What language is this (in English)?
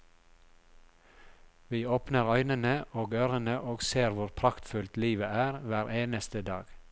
Norwegian